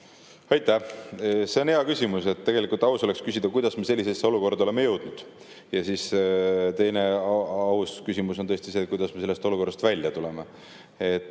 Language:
Estonian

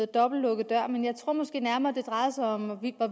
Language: Danish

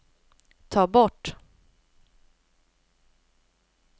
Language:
Swedish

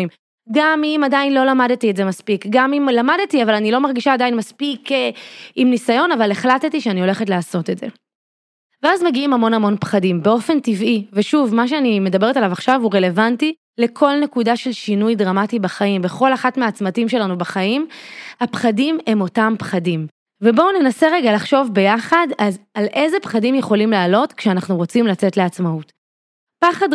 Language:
Hebrew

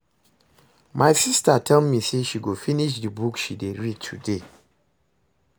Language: Nigerian Pidgin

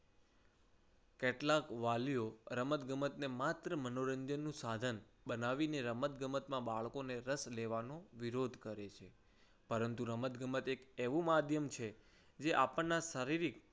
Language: Gujarati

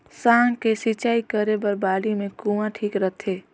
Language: Chhattisgarhi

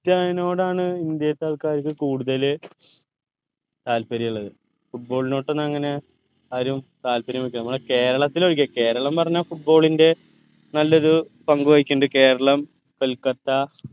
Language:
Malayalam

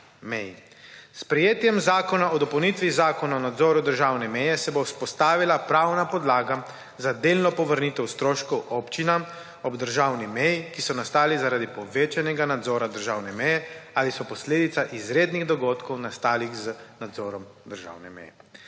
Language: Slovenian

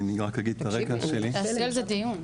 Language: Hebrew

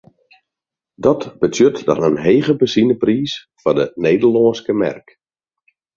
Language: Western Frisian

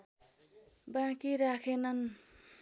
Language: Nepali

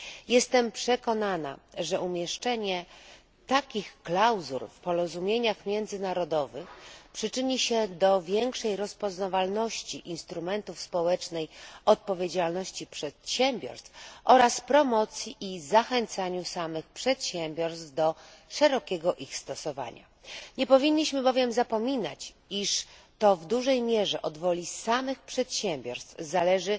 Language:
Polish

